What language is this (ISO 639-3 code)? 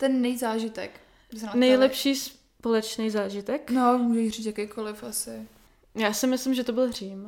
ces